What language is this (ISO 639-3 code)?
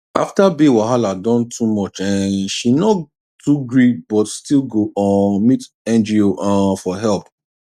pcm